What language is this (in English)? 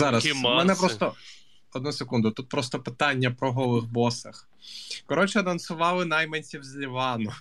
Ukrainian